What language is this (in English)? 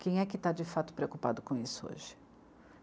Portuguese